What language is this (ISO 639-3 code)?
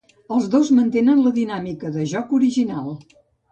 cat